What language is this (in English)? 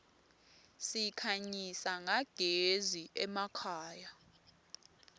Swati